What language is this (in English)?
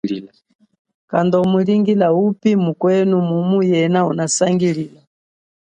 Chokwe